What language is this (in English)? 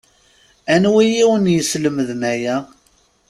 Kabyle